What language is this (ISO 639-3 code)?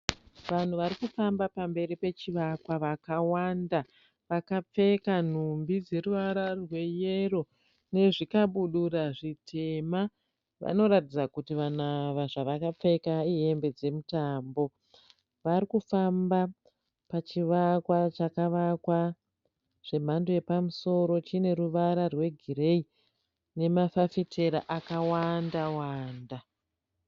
sna